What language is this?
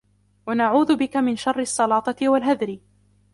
Arabic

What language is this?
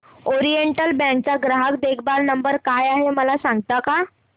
Marathi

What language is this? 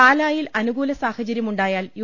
Malayalam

